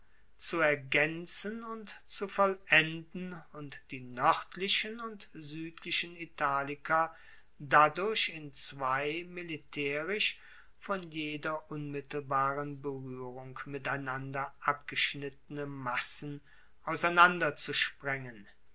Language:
German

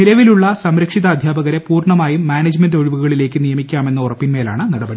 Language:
Malayalam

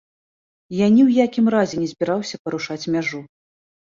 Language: Belarusian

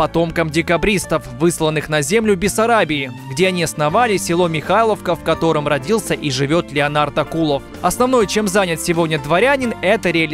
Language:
Russian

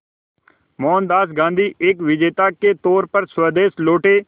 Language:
Hindi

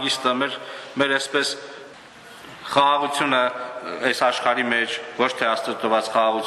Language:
Romanian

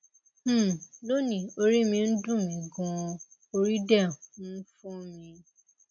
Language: Yoruba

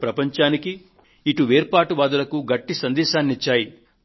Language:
Telugu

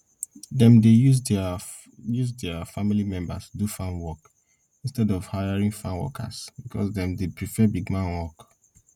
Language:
Nigerian Pidgin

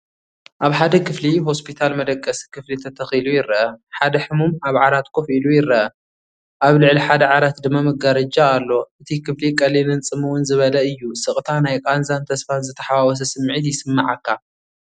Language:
Tigrinya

